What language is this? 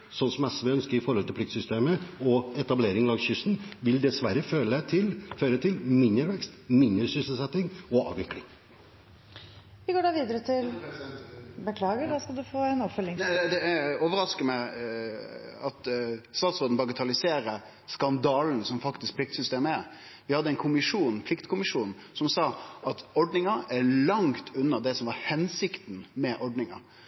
Norwegian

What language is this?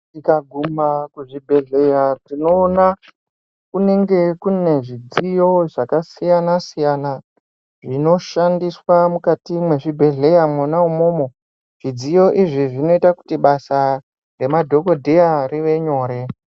Ndau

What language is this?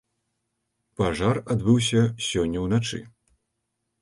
Belarusian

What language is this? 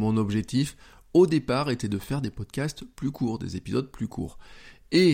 French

